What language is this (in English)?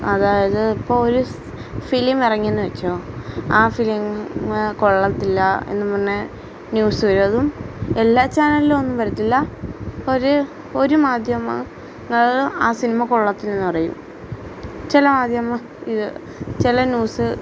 Malayalam